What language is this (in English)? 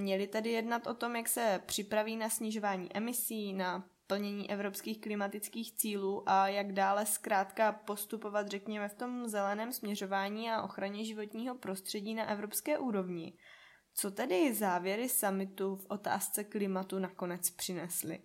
Czech